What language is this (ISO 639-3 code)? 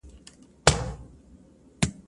pus